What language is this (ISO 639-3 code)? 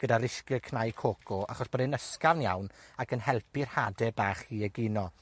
cym